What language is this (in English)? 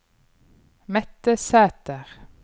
Norwegian